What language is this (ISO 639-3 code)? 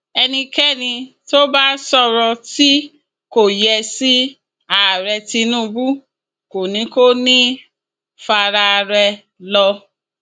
yor